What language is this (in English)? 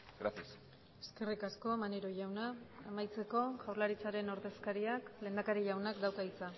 Basque